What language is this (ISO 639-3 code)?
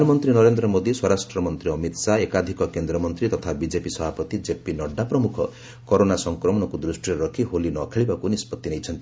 ori